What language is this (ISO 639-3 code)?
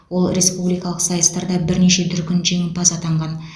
kaz